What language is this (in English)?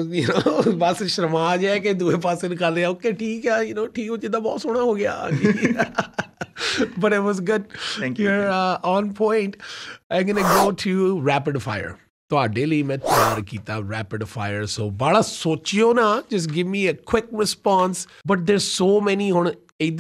Punjabi